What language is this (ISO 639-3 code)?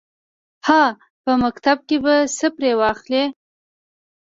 pus